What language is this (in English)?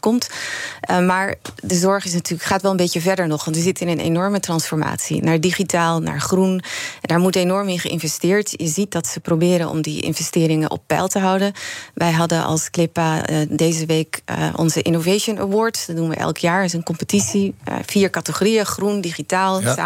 Dutch